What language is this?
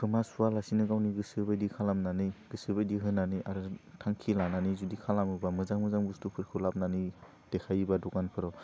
Bodo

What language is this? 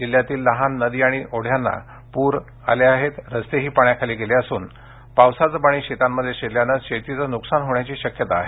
Marathi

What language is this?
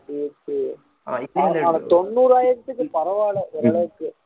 Tamil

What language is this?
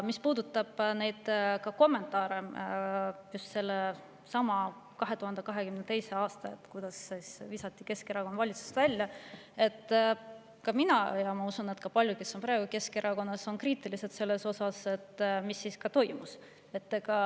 Estonian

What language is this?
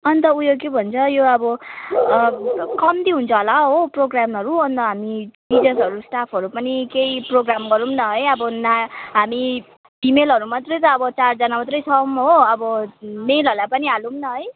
Nepali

